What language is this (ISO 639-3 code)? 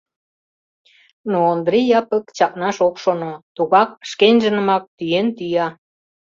chm